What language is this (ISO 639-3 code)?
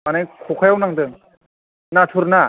brx